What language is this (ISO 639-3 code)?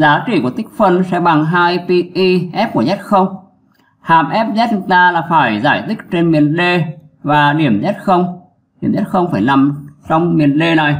vie